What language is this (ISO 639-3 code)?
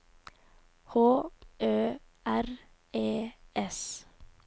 nor